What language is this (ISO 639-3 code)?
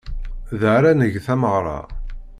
kab